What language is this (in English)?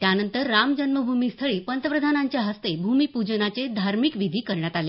Marathi